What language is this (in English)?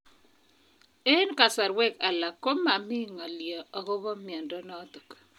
Kalenjin